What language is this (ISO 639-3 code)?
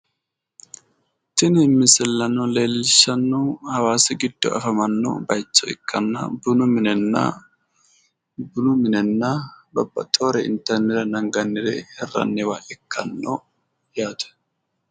sid